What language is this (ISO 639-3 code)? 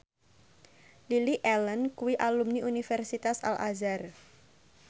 jav